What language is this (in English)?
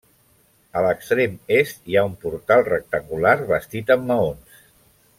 Catalan